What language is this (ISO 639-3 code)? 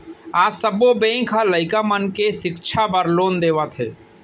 hne